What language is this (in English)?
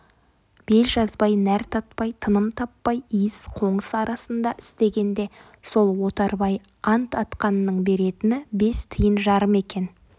Kazakh